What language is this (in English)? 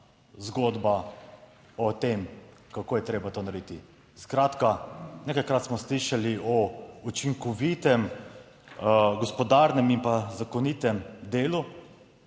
Slovenian